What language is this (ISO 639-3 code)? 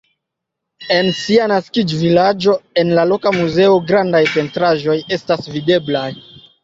epo